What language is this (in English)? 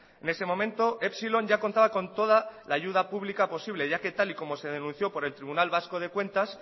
Spanish